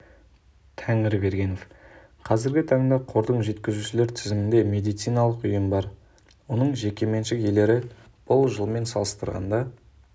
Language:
Kazakh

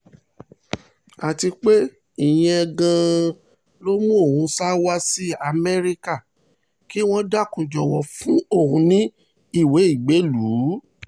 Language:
Yoruba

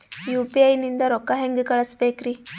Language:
Kannada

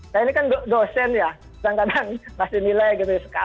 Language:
Indonesian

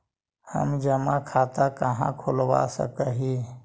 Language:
Magahi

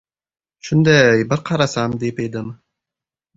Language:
Uzbek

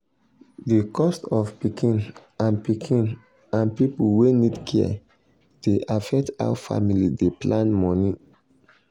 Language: Nigerian Pidgin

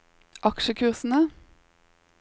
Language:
Norwegian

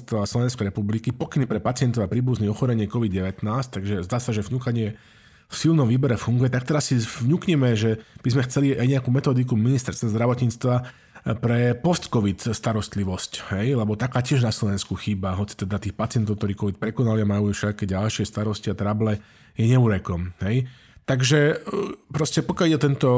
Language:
Slovak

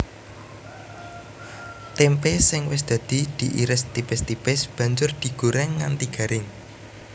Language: Javanese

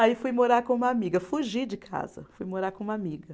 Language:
Portuguese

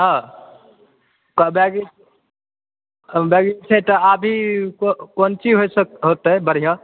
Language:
Maithili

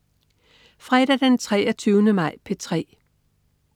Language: Danish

